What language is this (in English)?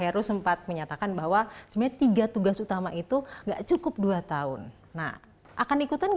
Indonesian